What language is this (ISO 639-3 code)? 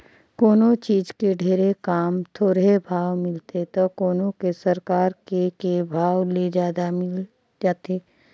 hne